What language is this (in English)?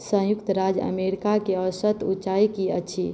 Maithili